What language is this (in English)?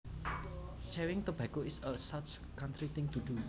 Javanese